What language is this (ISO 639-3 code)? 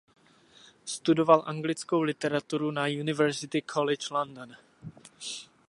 ces